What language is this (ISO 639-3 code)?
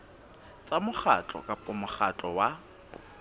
sot